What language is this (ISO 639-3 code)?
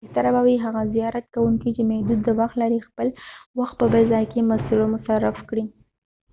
pus